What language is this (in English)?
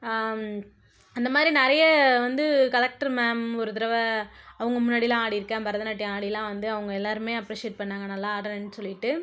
Tamil